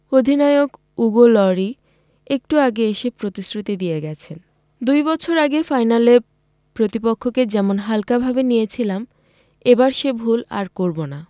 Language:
Bangla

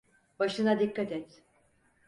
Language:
Turkish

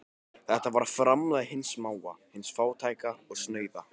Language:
Icelandic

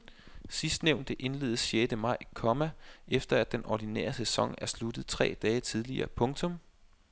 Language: Danish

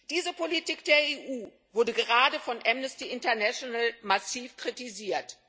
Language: German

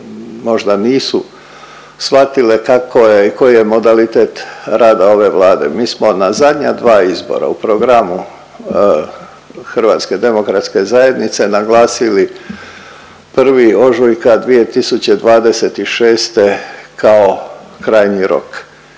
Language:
Croatian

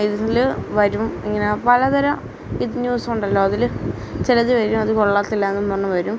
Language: Malayalam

